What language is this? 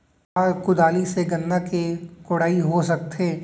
Chhattisgarhi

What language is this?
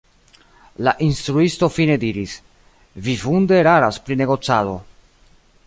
Esperanto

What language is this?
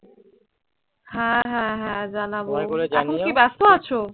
Bangla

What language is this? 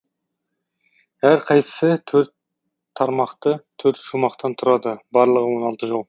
Kazakh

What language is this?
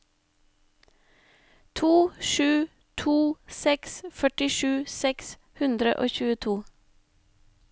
Norwegian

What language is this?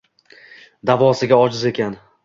Uzbek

